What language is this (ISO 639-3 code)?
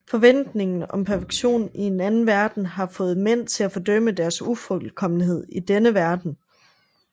dan